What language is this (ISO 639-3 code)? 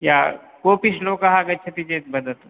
san